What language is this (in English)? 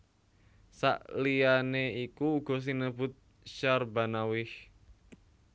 Javanese